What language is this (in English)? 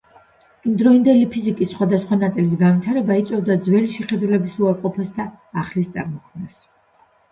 Georgian